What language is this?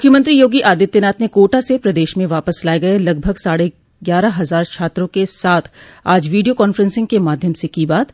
Hindi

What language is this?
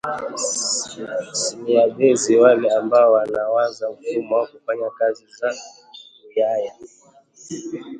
Swahili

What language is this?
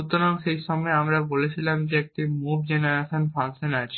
Bangla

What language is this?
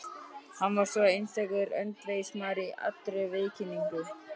Icelandic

